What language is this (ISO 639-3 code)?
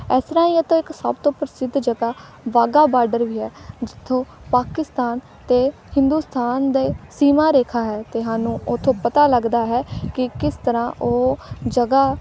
pan